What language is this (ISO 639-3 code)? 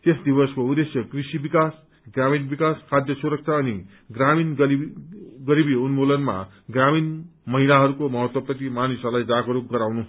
nep